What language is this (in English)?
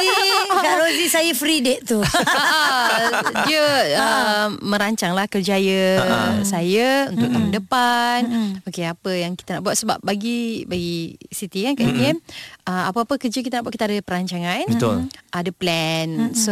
Malay